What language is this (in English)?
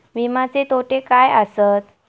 Marathi